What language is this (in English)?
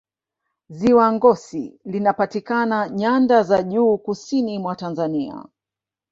Swahili